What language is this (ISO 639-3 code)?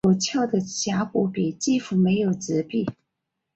zho